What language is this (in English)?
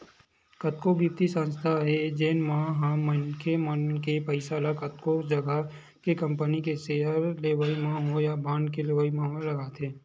Chhattisgarhi